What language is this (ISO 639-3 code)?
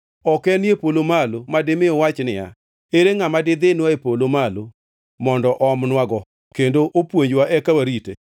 luo